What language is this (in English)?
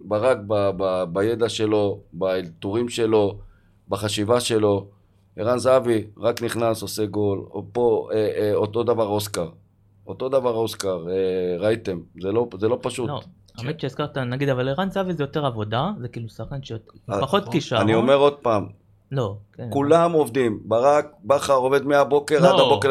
Hebrew